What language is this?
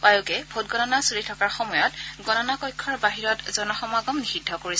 Assamese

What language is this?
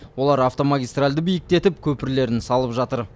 Kazakh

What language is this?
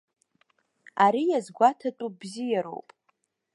Abkhazian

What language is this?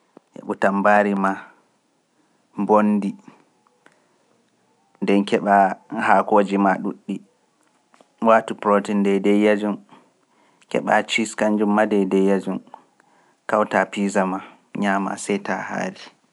Pular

